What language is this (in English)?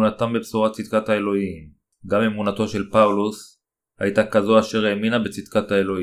Hebrew